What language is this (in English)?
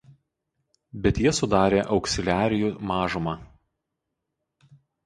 Lithuanian